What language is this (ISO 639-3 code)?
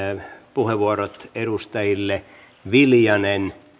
fin